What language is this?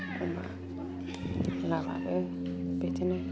Bodo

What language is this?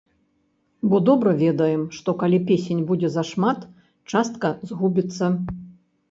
Belarusian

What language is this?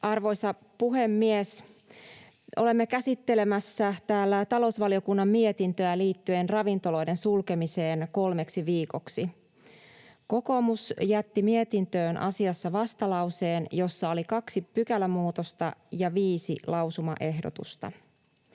Finnish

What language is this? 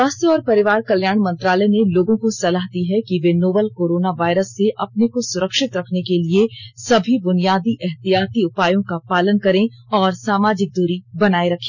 Hindi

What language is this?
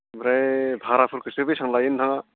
Bodo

